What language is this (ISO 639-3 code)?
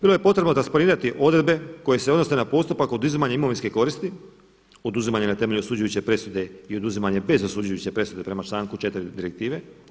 hrv